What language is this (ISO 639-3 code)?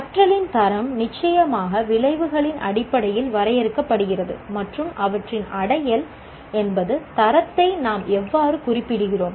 tam